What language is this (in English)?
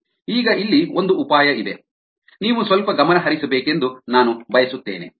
Kannada